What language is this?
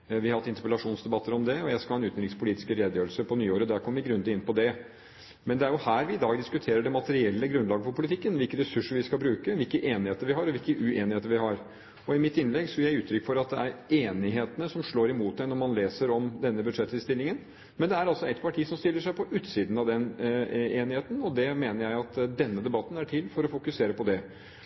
Norwegian Bokmål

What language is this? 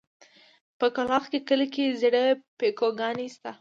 Pashto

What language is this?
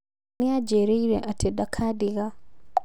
Kikuyu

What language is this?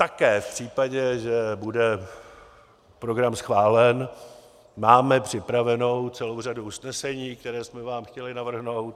Czech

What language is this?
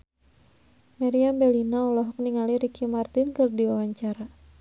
Sundanese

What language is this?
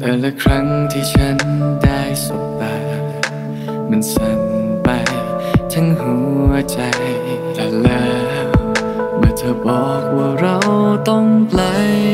Thai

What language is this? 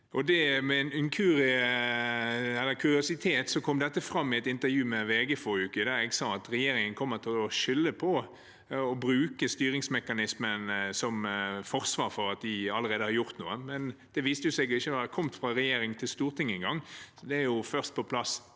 Norwegian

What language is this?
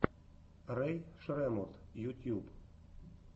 Russian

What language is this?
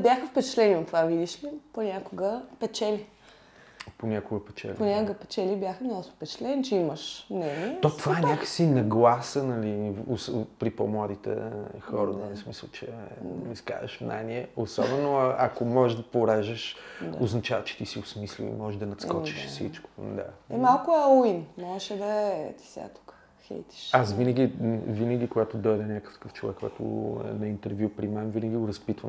Bulgarian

